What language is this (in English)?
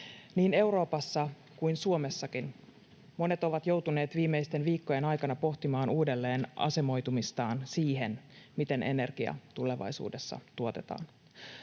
Finnish